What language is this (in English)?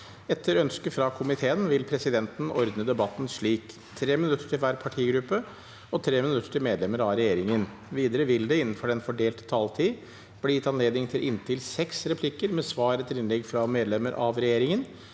Norwegian